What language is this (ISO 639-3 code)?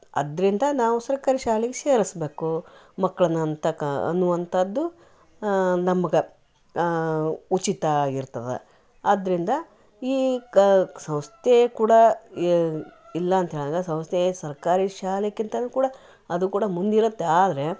kan